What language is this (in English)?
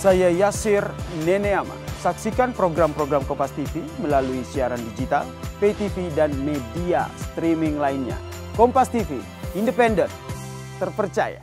Indonesian